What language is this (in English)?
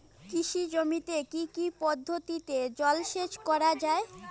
Bangla